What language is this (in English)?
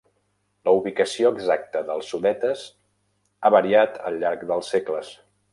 Catalan